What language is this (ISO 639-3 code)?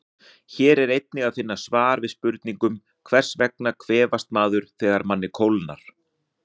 isl